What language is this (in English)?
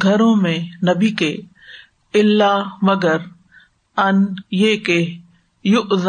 Urdu